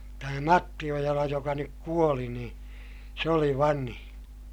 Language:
Finnish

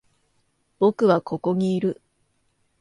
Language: Japanese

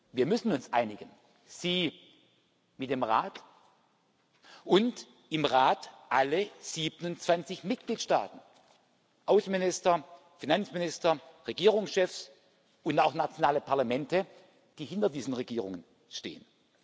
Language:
German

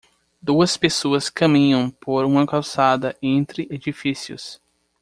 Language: Portuguese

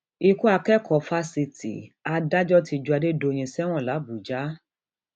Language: Yoruba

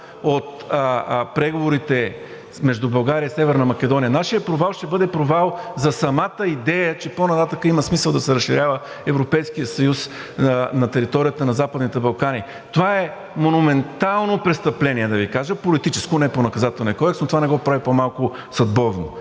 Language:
Bulgarian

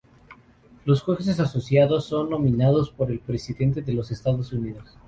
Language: Spanish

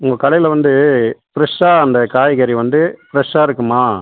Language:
Tamil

